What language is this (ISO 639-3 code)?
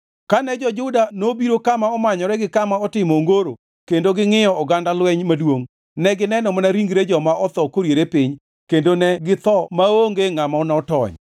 luo